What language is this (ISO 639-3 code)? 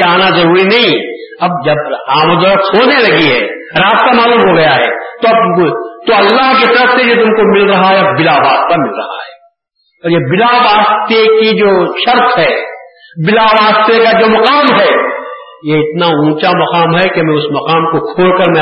urd